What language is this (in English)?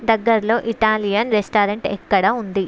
Telugu